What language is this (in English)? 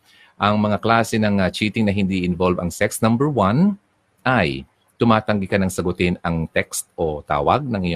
Filipino